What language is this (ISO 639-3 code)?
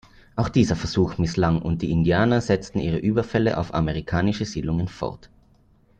deu